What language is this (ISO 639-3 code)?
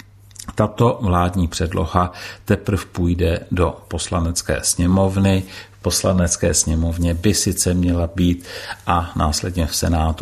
ces